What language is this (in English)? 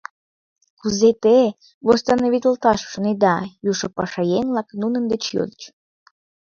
Mari